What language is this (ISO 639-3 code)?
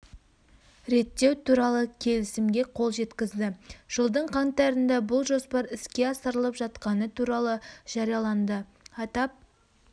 kaz